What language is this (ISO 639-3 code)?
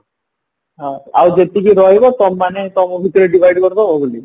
ori